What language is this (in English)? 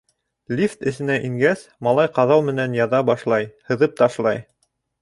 Bashkir